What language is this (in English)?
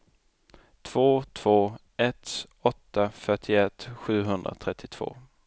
Swedish